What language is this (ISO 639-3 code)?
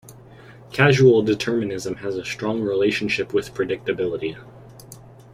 eng